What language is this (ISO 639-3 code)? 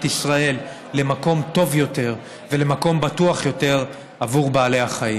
heb